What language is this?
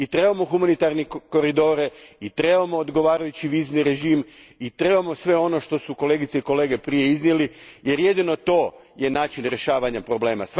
Croatian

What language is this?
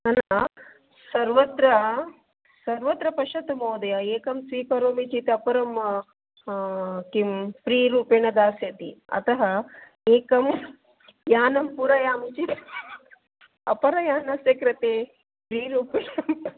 Sanskrit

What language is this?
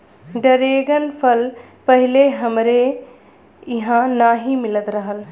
Bhojpuri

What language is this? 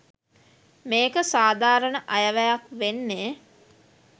Sinhala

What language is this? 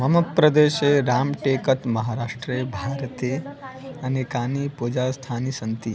Sanskrit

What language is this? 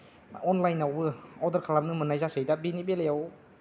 Bodo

